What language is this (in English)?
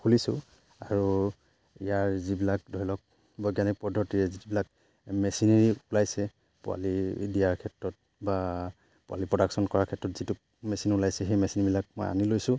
Assamese